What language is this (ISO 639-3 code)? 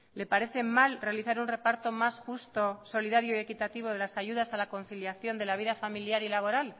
spa